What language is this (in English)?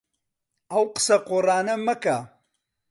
Central Kurdish